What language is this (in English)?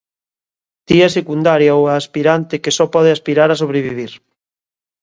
Galician